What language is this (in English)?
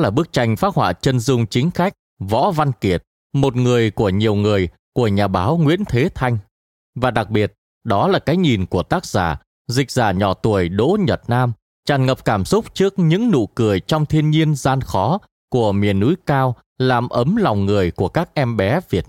Vietnamese